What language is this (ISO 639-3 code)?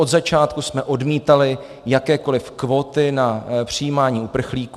ces